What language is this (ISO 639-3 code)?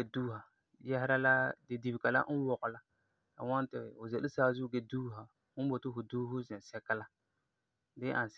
gur